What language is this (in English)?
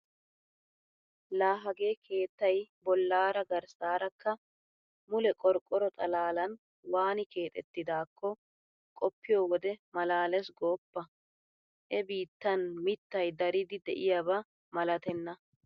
Wolaytta